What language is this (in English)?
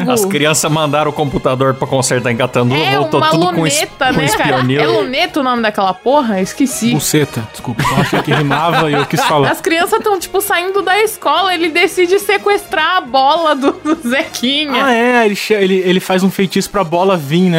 Portuguese